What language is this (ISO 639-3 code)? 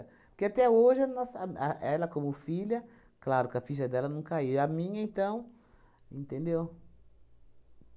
por